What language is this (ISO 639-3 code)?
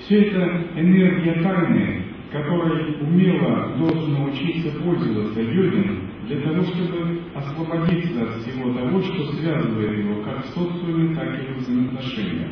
rus